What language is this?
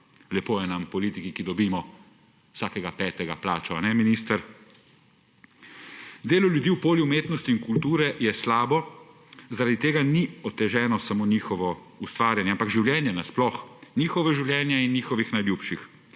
Slovenian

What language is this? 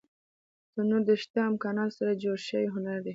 Pashto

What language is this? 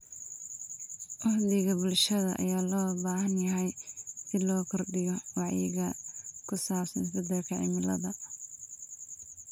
Somali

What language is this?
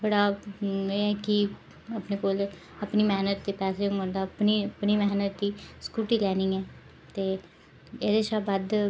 Dogri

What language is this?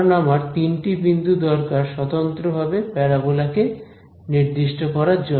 Bangla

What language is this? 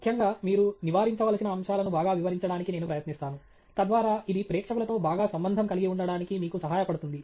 Telugu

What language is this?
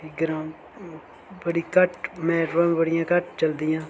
Dogri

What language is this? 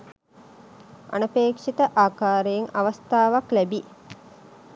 Sinhala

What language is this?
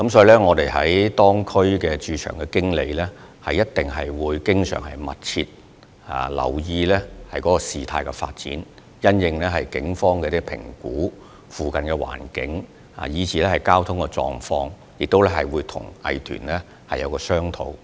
Cantonese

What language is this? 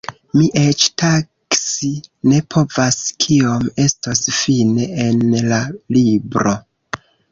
Esperanto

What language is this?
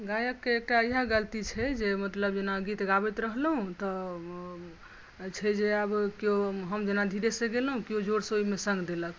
Maithili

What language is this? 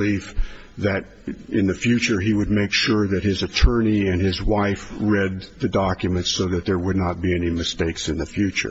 English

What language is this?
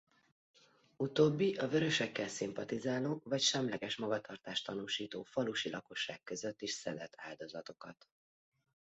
Hungarian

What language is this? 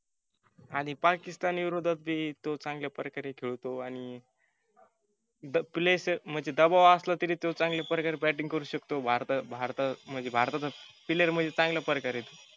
Marathi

